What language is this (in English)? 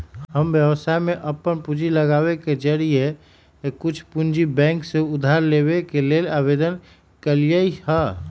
Magahi